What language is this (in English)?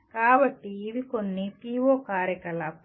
Telugu